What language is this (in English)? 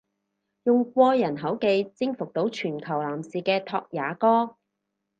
Cantonese